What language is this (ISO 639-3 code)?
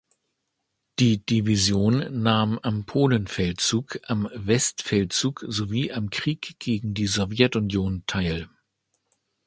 deu